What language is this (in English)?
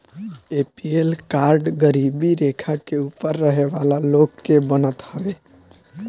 Bhojpuri